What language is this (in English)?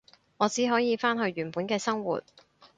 Cantonese